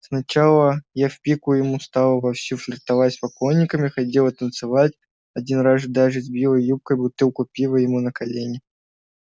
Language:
Russian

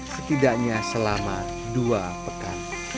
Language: Indonesian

